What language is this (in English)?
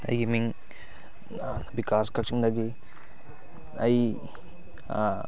Manipuri